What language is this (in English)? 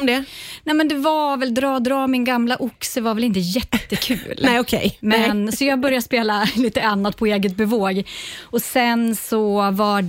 Swedish